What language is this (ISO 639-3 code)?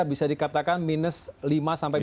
ind